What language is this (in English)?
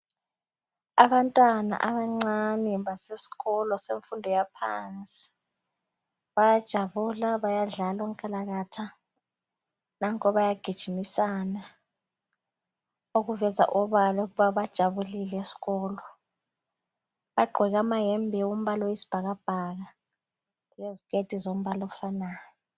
North Ndebele